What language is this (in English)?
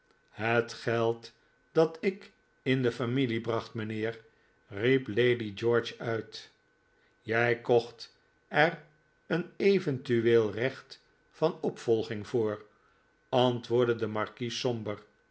Dutch